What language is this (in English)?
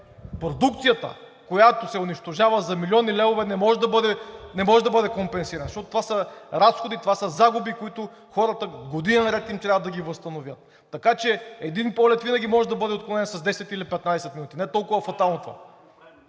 Bulgarian